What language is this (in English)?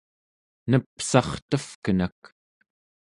Central Yupik